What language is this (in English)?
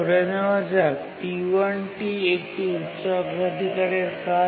Bangla